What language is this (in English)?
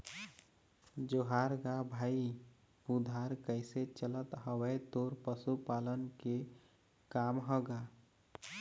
Chhattisgarhi